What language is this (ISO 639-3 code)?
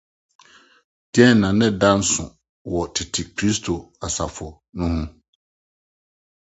aka